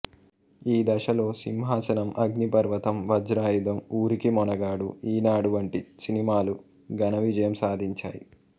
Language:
Telugu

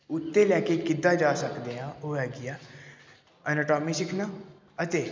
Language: Punjabi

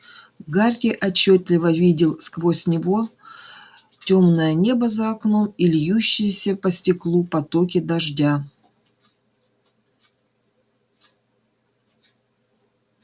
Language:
Russian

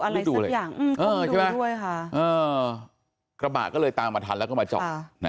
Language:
Thai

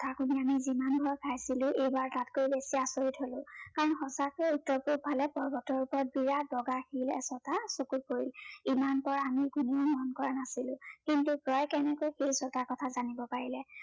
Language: Assamese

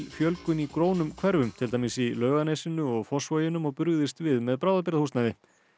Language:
Icelandic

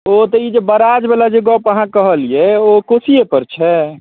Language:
Maithili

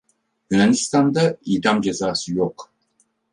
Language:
Turkish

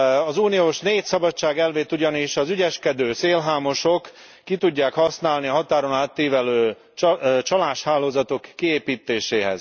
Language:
Hungarian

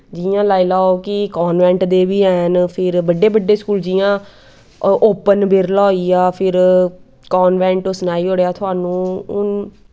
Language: Dogri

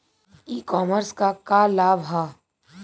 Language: Bhojpuri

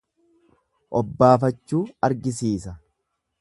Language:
Oromo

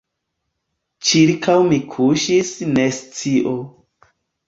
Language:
Esperanto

